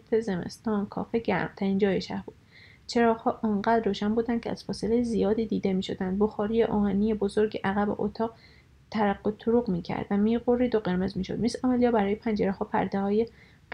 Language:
Persian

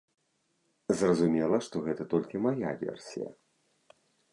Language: Belarusian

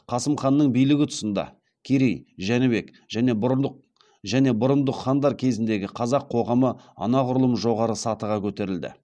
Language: Kazakh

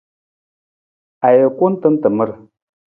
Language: Nawdm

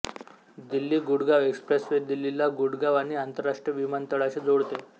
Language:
Marathi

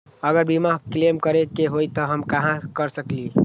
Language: Magahi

